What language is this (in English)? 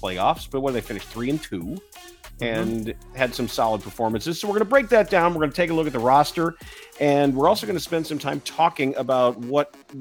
English